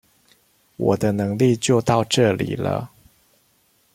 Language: Chinese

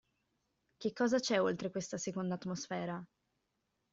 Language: Italian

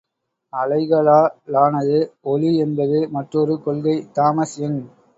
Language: Tamil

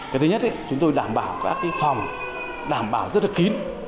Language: Vietnamese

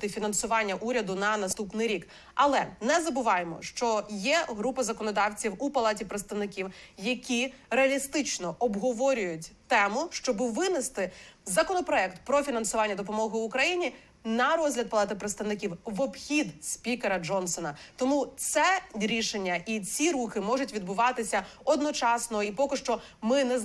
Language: Ukrainian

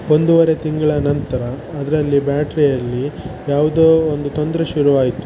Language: Kannada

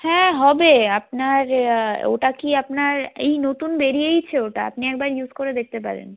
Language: Bangla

